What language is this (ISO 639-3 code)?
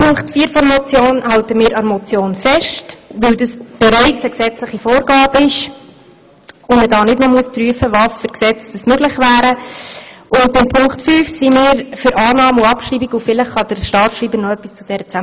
gsw